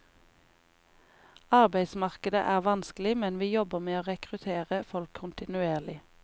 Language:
Norwegian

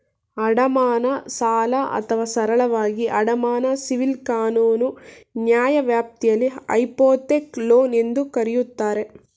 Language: Kannada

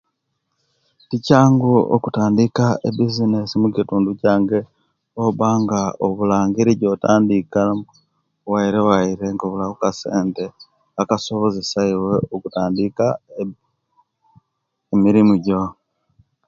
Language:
Kenyi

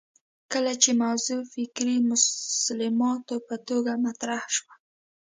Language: Pashto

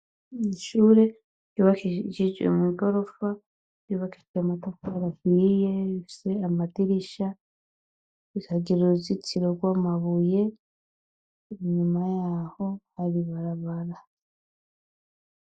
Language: Rundi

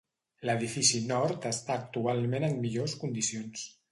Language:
Catalan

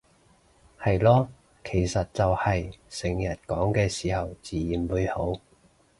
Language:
Cantonese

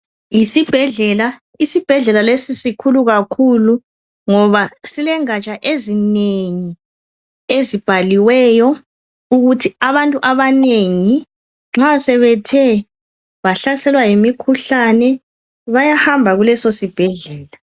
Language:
North Ndebele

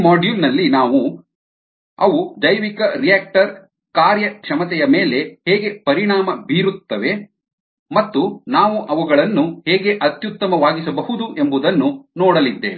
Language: Kannada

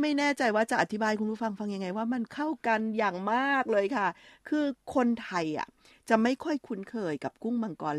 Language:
Thai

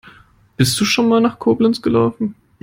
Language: German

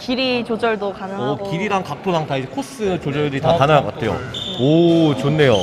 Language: Korean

